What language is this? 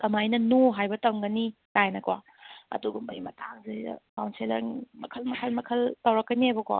Manipuri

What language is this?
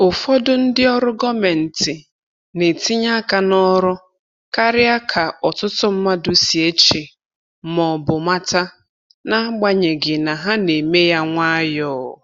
Igbo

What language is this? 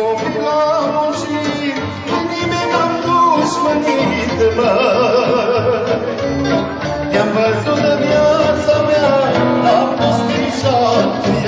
Arabic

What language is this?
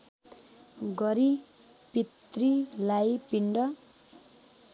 Nepali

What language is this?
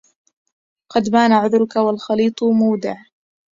Arabic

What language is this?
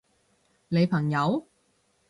Cantonese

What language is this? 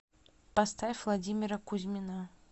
Russian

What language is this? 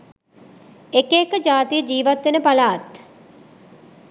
Sinhala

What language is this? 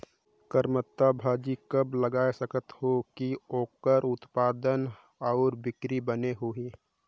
Chhattisgarhi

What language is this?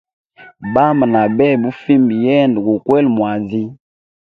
Hemba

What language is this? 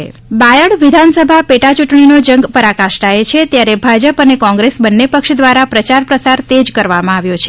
Gujarati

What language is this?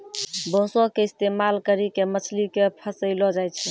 Maithili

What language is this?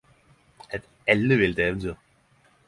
Norwegian Nynorsk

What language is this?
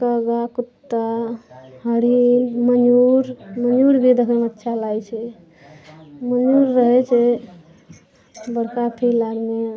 Maithili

